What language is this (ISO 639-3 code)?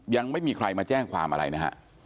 tha